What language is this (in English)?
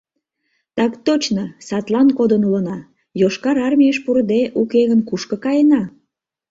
Mari